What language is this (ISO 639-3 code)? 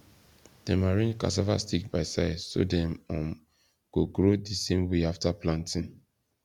pcm